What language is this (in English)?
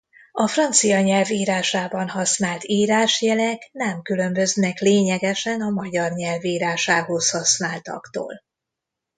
Hungarian